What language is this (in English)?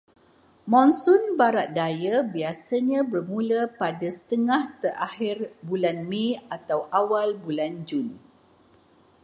Malay